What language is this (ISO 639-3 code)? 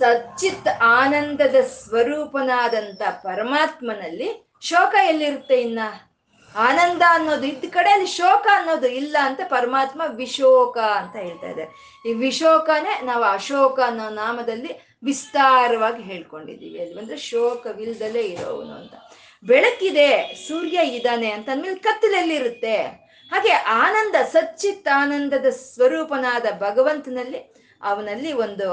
kan